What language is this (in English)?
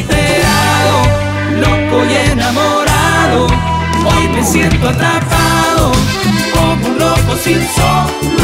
Spanish